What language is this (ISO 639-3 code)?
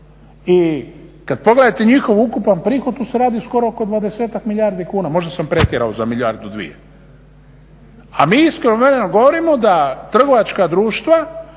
hrv